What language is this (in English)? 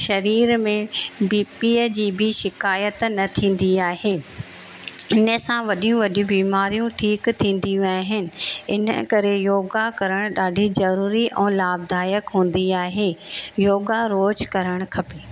Sindhi